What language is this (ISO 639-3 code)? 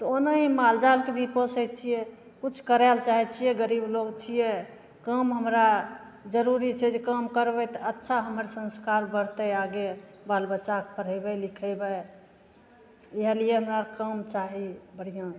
mai